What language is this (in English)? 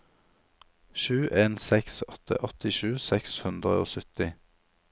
Norwegian